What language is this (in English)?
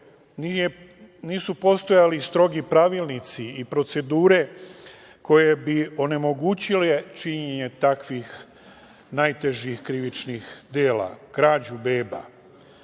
Serbian